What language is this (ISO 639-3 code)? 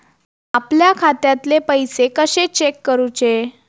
mar